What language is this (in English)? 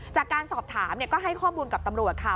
Thai